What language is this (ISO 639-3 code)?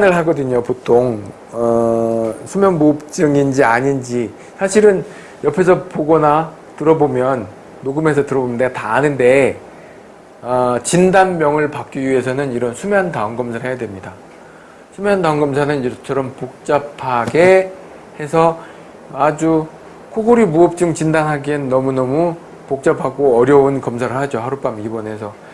kor